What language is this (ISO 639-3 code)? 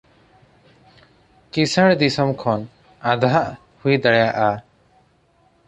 sat